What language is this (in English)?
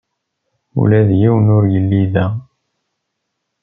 Kabyle